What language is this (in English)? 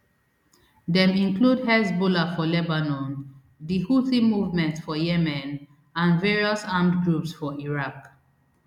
Nigerian Pidgin